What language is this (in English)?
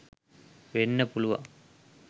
Sinhala